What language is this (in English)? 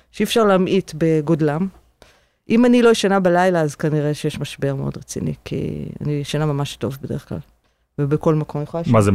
Hebrew